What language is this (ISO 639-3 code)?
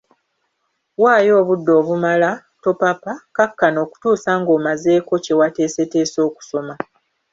lug